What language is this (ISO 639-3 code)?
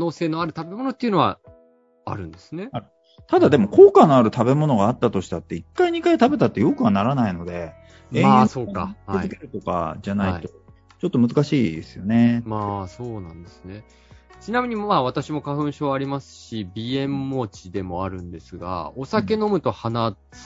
jpn